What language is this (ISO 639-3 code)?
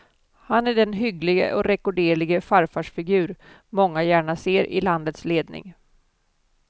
swe